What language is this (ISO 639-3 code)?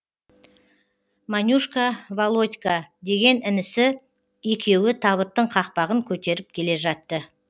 kaz